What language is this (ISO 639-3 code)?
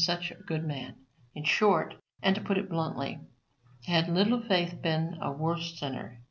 eng